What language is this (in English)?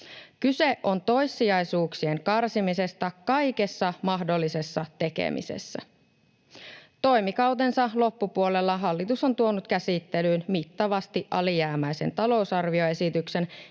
Finnish